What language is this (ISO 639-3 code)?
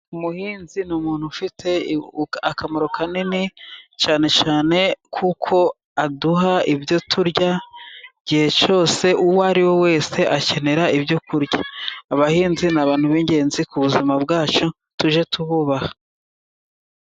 kin